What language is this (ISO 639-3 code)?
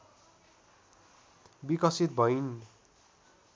nep